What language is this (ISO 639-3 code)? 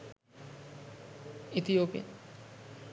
sin